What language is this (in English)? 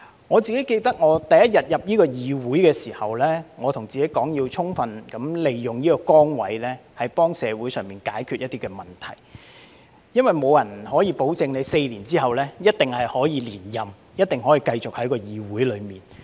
Cantonese